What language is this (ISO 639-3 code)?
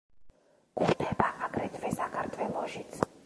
kat